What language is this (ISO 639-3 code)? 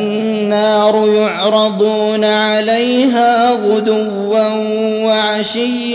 ara